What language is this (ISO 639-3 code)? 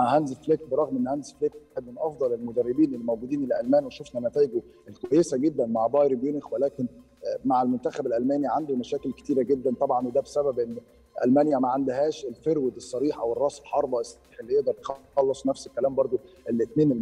ara